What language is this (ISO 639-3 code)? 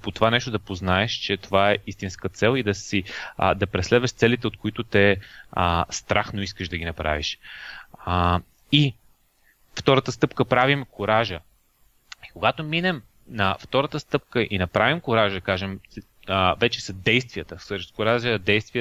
bul